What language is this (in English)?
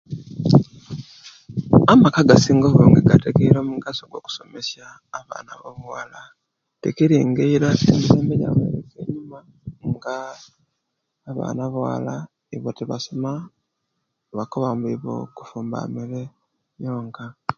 Kenyi